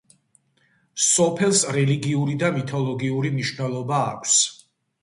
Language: Georgian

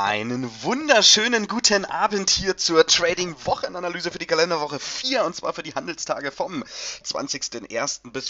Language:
German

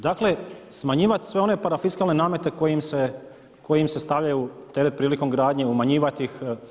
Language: Croatian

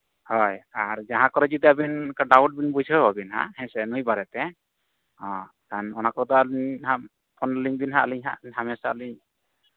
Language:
Santali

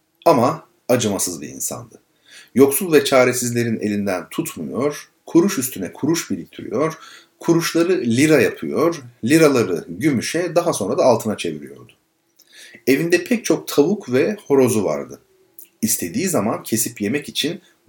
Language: Turkish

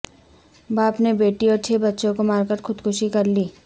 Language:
Urdu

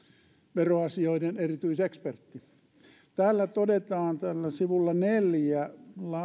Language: Finnish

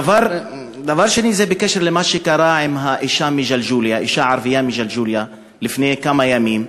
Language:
Hebrew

